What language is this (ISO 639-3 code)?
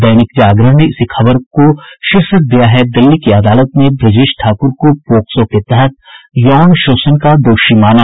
hin